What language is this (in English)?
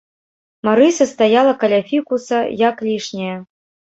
Belarusian